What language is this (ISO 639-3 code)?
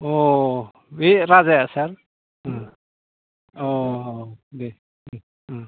brx